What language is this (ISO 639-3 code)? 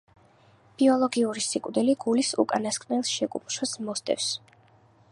kat